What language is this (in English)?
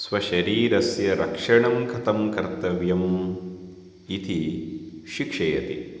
Sanskrit